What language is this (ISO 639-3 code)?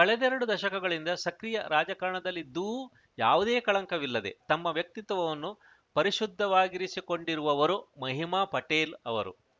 kan